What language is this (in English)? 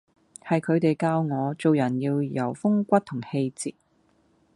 Cantonese